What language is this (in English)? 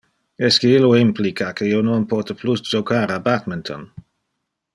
Interlingua